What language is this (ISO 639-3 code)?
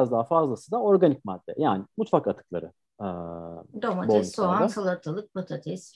tur